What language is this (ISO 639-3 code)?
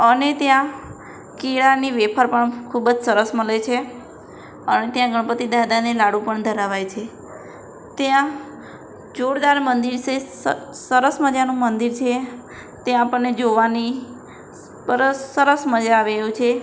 guj